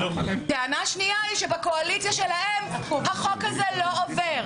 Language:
Hebrew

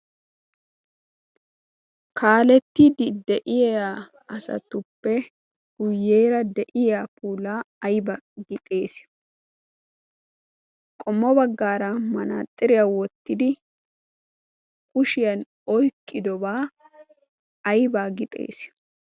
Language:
Wolaytta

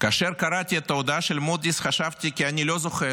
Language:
Hebrew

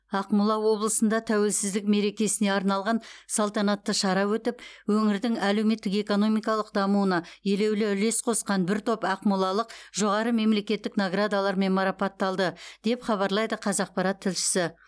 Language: Kazakh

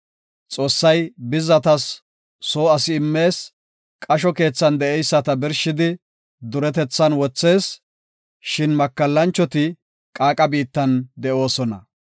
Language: Gofa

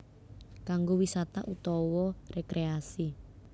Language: Javanese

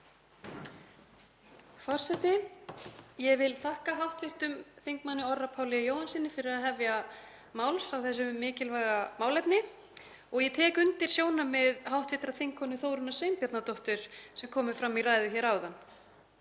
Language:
Icelandic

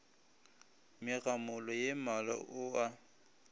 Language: Northern Sotho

